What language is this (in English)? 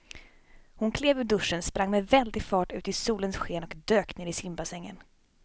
Swedish